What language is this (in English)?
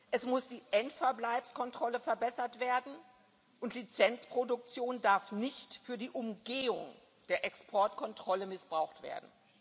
German